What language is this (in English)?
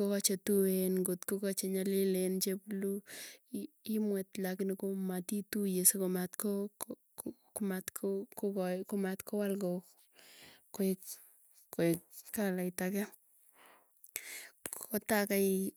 Tugen